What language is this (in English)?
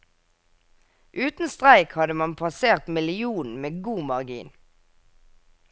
Norwegian